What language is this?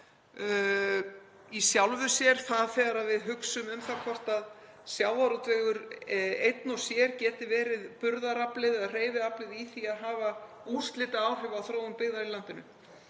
Icelandic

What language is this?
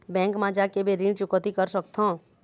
Chhattisgarhi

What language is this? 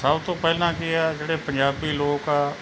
Punjabi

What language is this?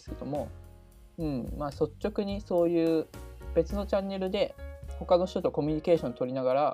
Japanese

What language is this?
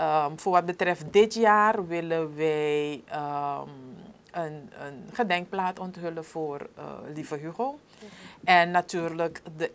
Dutch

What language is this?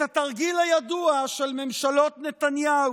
Hebrew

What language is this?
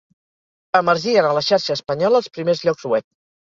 Catalan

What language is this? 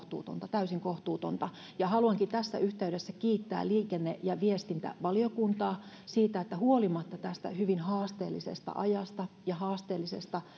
Finnish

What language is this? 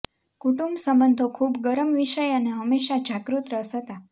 Gujarati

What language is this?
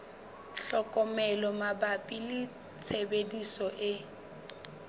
Southern Sotho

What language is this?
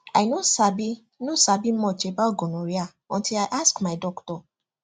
Nigerian Pidgin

